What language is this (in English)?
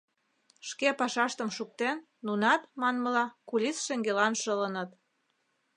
Mari